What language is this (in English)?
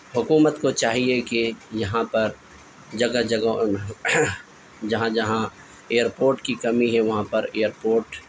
Urdu